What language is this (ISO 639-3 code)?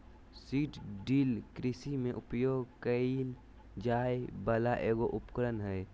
mag